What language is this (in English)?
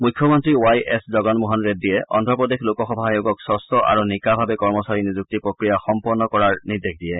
Assamese